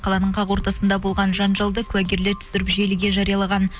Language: Kazakh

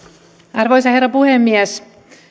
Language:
Finnish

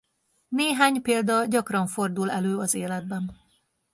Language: Hungarian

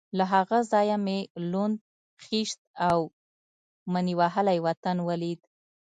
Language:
Pashto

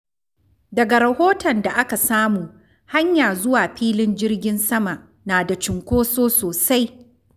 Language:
Hausa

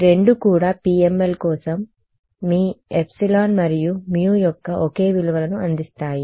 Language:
Telugu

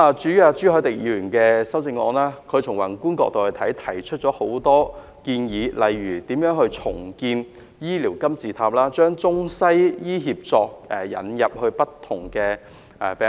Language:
Cantonese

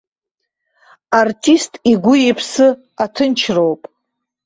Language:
Abkhazian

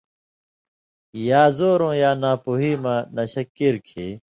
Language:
Indus Kohistani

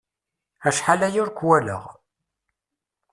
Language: Kabyle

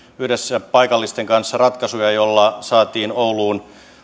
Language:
Finnish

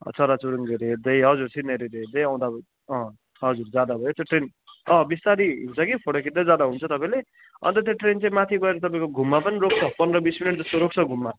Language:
Nepali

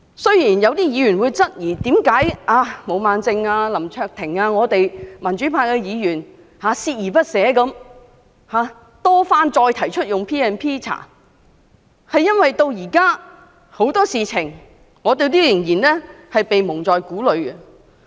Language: Cantonese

